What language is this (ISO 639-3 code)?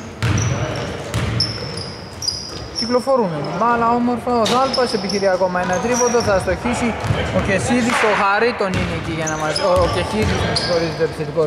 ell